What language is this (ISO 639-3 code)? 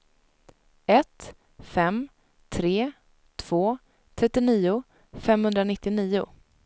swe